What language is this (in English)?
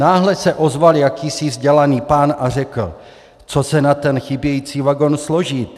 Czech